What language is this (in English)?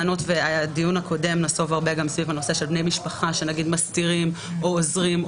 Hebrew